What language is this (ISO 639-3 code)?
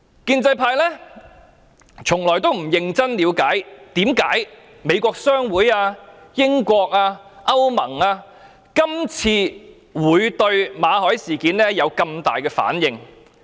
yue